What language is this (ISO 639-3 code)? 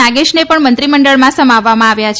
guj